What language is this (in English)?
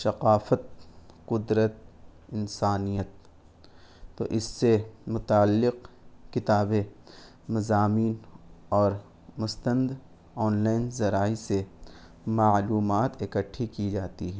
Urdu